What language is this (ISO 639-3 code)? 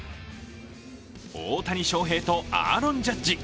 jpn